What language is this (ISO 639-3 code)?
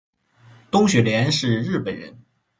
zho